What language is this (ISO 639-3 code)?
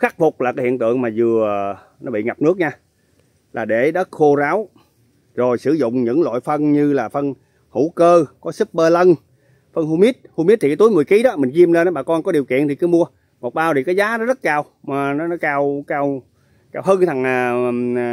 vie